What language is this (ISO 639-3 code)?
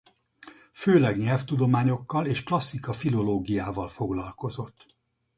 hun